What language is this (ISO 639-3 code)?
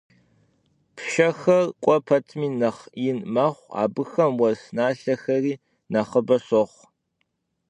kbd